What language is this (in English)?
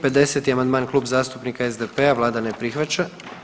Croatian